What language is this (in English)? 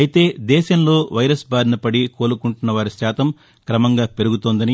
Telugu